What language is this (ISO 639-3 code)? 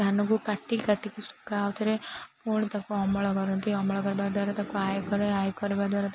ori